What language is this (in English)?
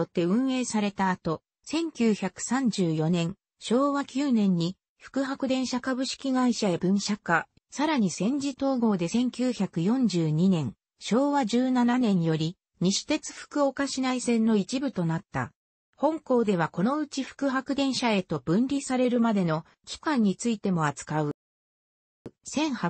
Japanese